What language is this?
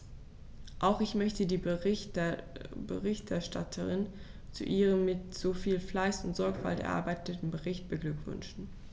German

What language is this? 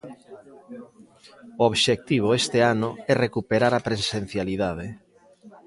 Galician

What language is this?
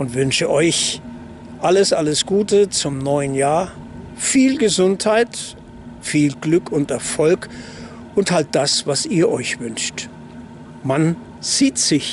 German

